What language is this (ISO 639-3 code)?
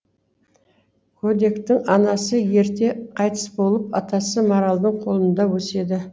kaz